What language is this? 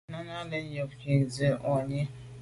Medumba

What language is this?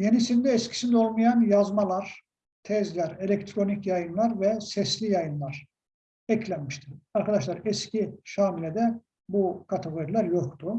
Turkish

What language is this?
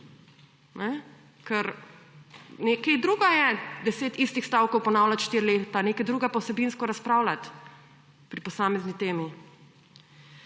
Slovenian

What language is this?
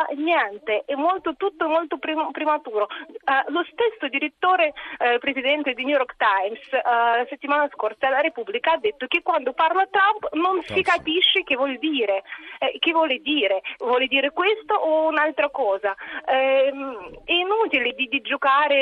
Italian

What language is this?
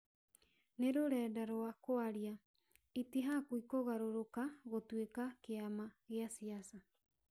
Kikuyu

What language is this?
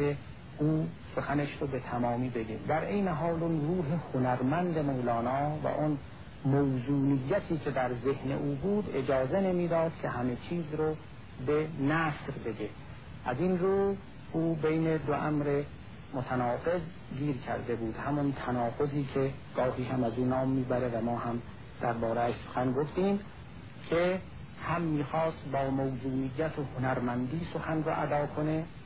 Persian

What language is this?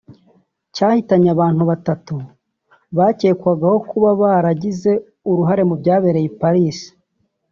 Kinyarwanda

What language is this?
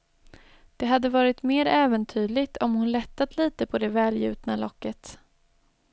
Swedish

